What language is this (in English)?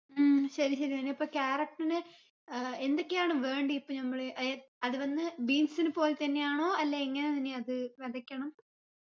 Malayalam